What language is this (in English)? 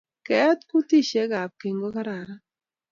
Kalenjin